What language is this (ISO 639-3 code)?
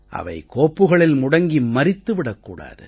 tam